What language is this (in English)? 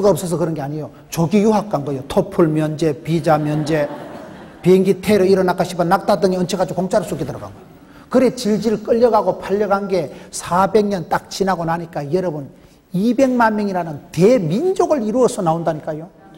Korean